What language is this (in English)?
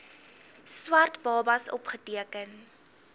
Afrikaans